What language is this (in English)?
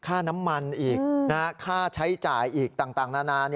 Thai